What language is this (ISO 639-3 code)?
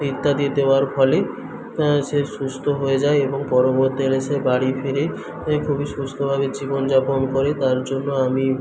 ben